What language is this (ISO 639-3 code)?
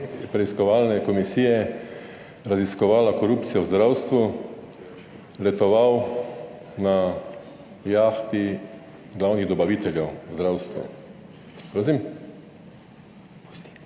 slv